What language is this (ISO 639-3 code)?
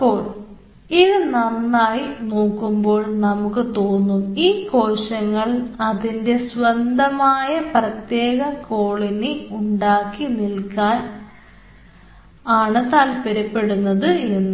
mal